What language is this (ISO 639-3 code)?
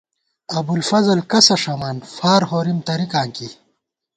gwt